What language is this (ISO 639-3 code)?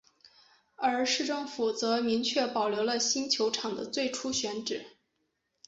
zho